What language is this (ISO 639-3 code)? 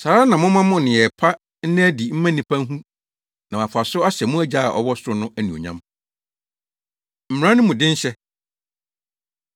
aka